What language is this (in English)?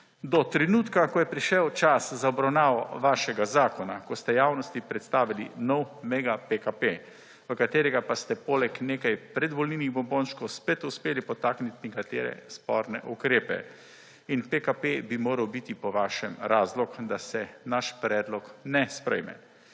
Slovenian